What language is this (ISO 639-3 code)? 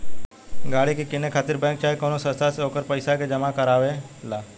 bho